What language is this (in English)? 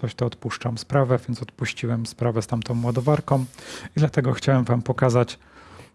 Polish